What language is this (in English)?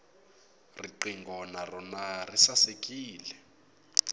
Tsonga